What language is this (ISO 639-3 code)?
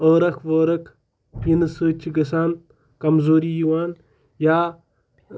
kas